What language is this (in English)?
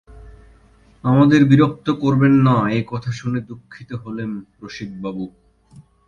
Bangla